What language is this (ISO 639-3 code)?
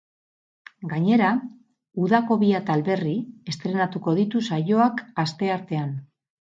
eus